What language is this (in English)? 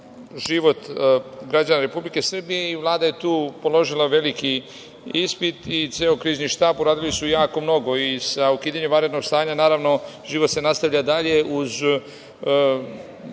Serbian